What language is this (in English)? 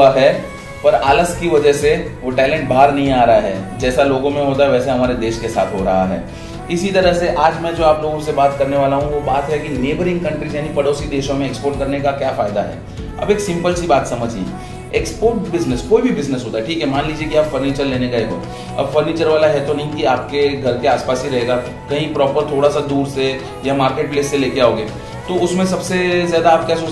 Hindi